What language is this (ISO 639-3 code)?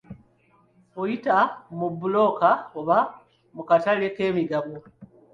lug